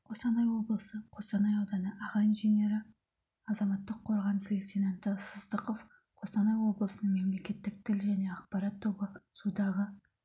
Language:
Kazakh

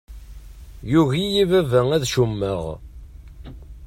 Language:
Kabyle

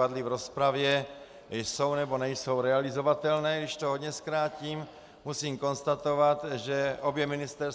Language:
Czech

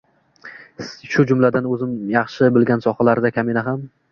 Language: Uzbek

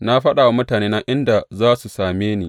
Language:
Hausa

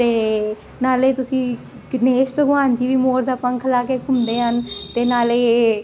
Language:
Punjabi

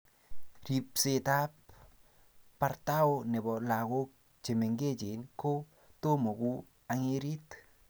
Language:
Kalenjin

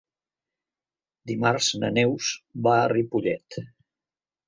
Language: Catalan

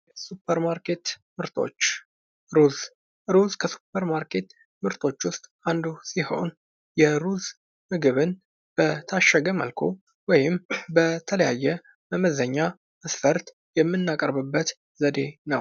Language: Amharic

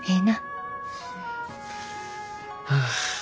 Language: Japanese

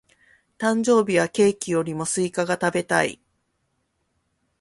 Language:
Japanese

